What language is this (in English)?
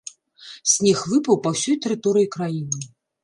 Belarusian